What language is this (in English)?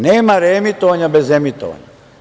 Serbian